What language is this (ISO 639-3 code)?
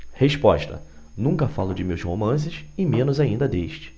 por